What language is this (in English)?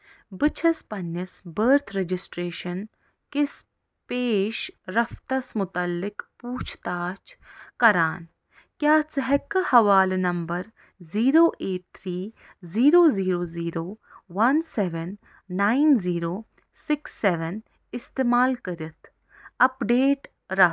Kashmiri